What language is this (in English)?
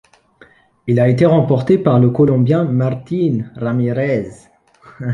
French